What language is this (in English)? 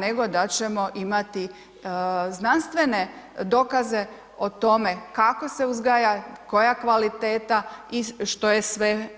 Croatian